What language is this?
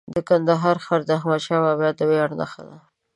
Pashto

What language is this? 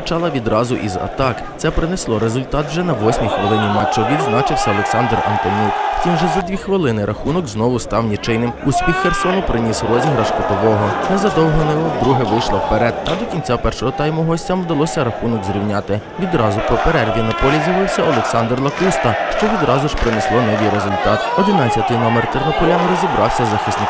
Ukrainian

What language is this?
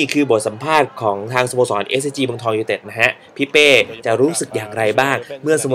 Thai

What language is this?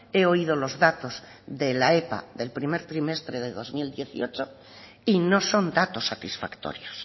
Spanish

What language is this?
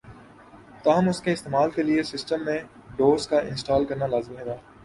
Urdu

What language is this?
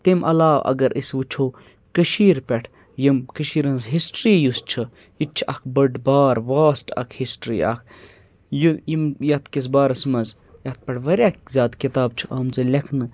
Kashmiri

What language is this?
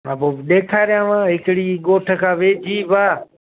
Sindhi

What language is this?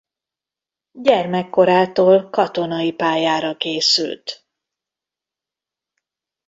Hungarian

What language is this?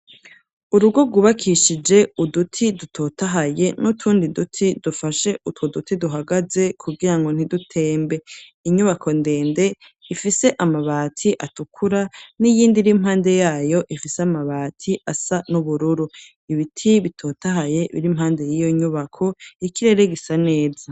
Rundi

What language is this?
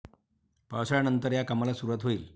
Marathi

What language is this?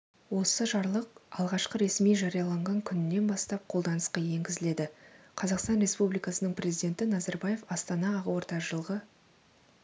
Kazakh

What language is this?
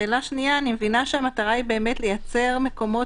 Hebrew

